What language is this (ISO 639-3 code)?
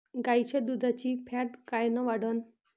mar